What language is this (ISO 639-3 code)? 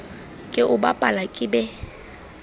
sot